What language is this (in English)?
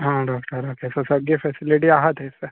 Konkani